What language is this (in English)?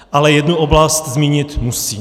Czech